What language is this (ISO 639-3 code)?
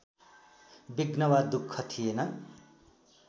nep